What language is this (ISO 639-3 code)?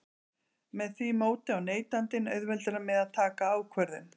isl